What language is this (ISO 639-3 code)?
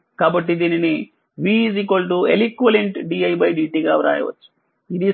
tel